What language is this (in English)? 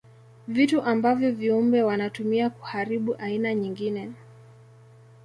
Swahili